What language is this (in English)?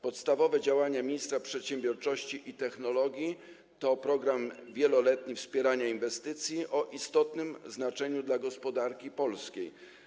Polish